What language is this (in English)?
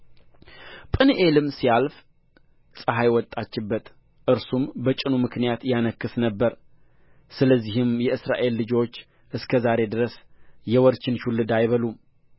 Amharic